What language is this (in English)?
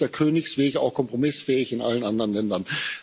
German